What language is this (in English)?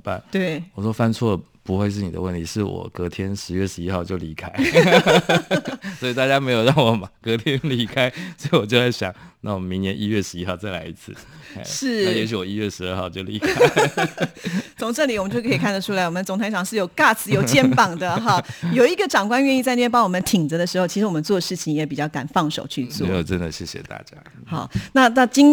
Chinese